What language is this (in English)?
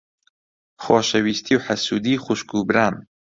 Central Kurdish